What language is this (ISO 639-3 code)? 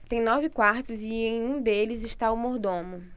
por